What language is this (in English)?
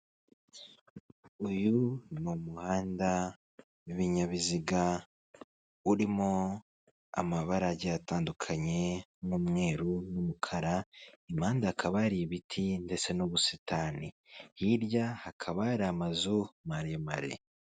Kinyarwanda